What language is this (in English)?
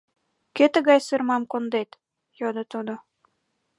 Mari